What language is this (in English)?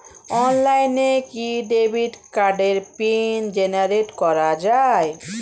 Bangla